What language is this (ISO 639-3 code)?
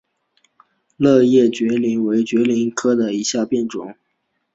zho